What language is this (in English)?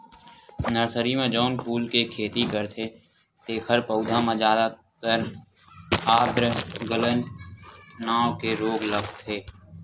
Chhattisgarhi